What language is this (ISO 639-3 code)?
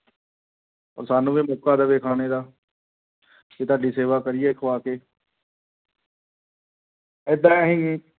pan